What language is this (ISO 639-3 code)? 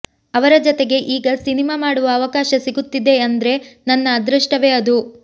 kan